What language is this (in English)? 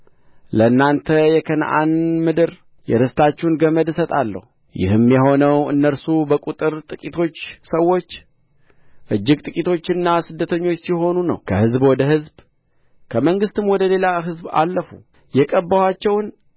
Amharic